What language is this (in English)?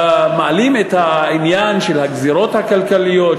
Hebrew